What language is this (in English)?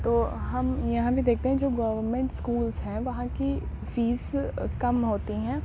Urdu